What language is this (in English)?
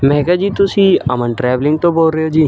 Punjabi